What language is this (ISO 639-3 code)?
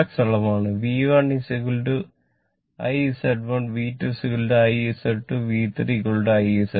mal